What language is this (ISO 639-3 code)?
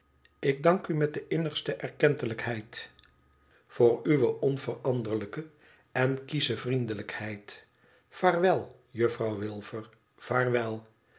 nld